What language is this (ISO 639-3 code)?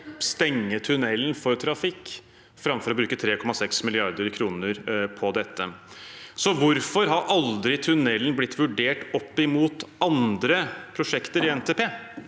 nor